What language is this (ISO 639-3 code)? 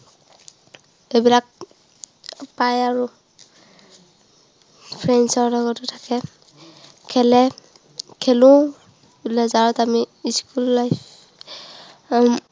asm